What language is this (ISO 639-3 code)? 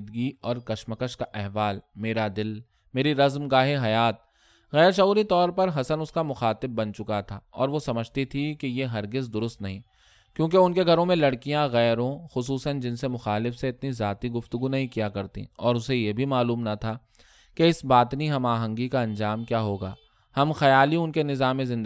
urd